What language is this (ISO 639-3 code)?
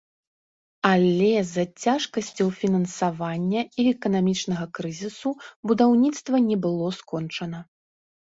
bel